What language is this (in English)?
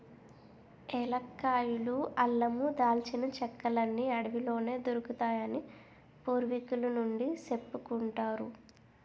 Telugu